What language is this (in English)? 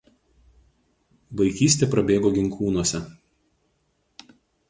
Lithuanian